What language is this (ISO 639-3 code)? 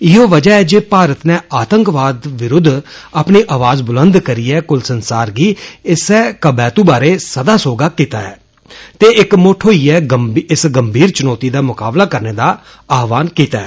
doi